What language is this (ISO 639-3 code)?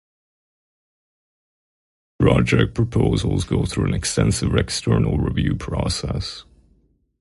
eng